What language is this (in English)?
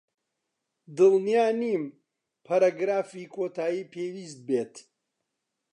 Central Kurdish